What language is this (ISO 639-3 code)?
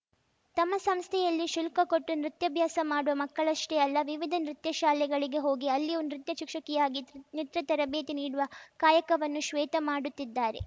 kan